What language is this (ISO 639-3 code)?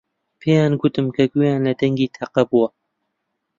ckb